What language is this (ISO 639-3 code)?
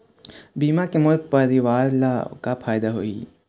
hne